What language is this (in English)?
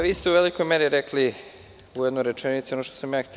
Serbian